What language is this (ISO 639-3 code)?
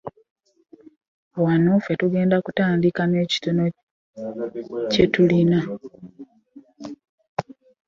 lug